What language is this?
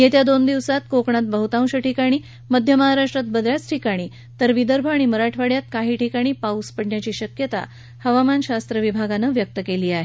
Marathi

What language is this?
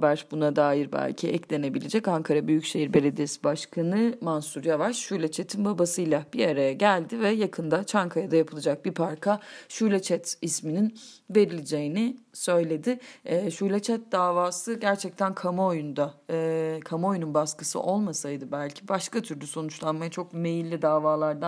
Turkish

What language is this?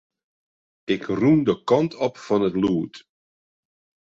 Western Frisian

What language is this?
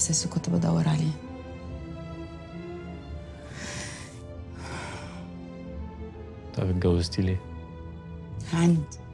Arabic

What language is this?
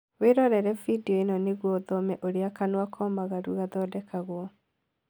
Kikuyu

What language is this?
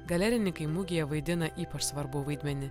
Lithuanian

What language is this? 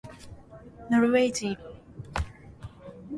Japanese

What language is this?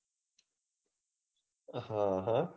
Gujarati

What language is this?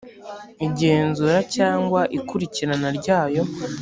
Kinyarwanda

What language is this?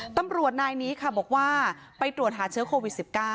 Thai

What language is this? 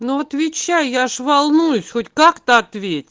Russian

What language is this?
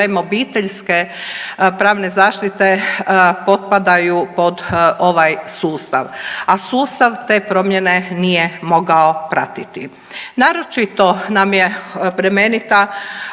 Croatian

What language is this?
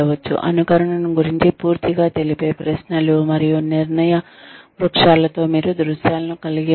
Telugu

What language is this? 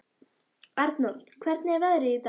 Icelandic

